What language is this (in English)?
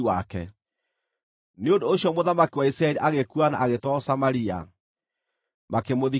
Kikuyu